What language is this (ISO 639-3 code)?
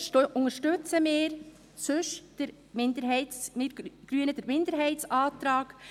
gsw